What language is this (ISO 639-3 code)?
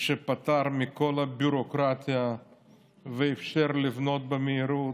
heb